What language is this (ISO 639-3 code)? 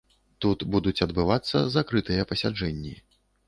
bel